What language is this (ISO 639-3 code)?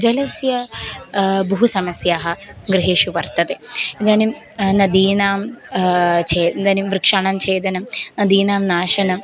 san